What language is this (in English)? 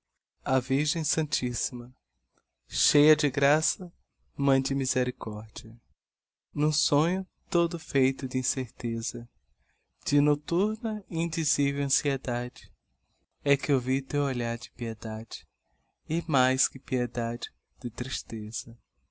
Portuguese